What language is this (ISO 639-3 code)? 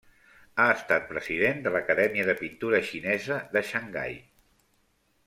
cat